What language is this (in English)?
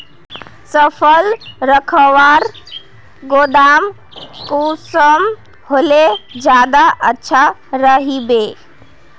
Magahi